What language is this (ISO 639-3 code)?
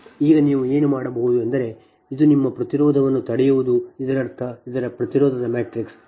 kan